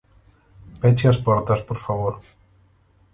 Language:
Galician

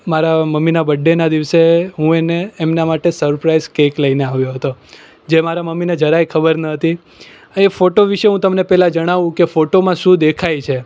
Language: Gujarati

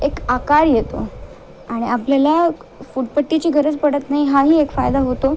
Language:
Marathi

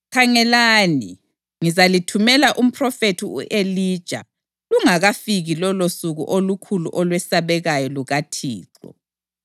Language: North Ndebele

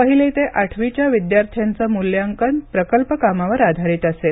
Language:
Marathi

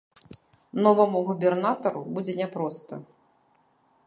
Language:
Belarusian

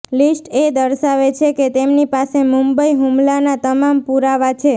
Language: Gujarati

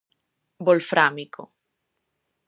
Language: Galician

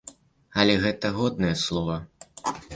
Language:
Belarusian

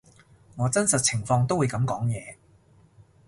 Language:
Cantonese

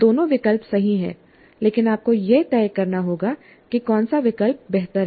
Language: Hindi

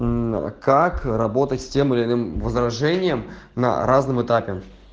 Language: Russian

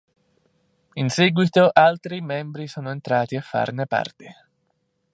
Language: Italian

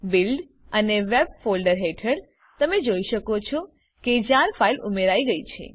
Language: Gujarati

